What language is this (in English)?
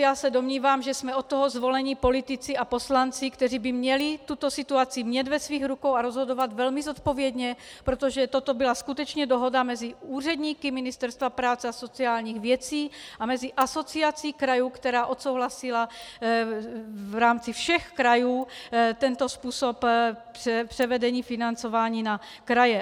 Czech